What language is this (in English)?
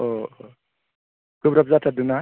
Bodo